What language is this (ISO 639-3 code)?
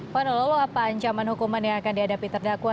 ind